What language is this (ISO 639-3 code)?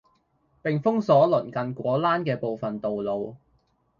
yue